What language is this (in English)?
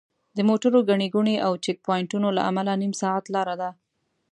Pashto